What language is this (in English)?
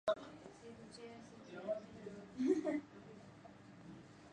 Central Kurdish